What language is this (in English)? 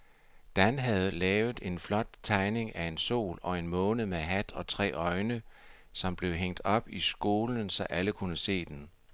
Danish